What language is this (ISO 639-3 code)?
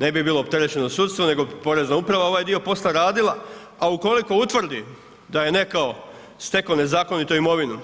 hrv